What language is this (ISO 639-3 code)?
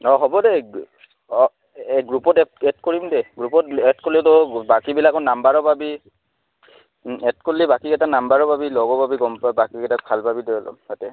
asm